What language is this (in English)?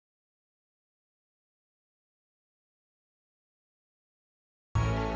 Indonesian